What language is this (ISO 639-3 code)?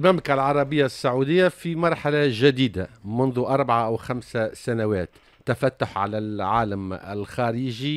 ara